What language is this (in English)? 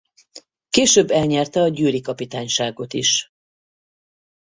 Hungarian